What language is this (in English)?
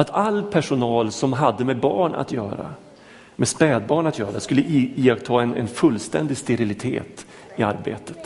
Swedish